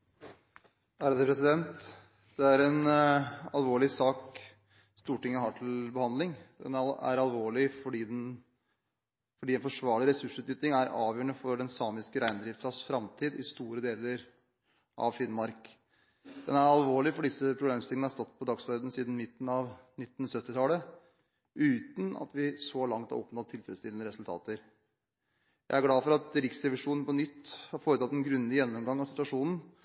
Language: Norwegian Bokmål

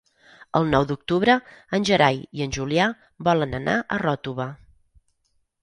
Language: Catalan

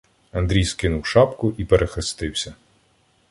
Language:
Ukrainian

